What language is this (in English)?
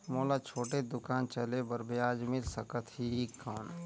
Chhattisgarhi